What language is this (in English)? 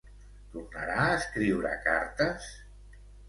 Catalan